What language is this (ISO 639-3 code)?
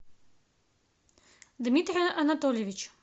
rus